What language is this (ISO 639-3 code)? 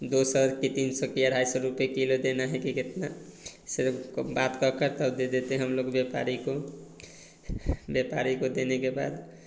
hin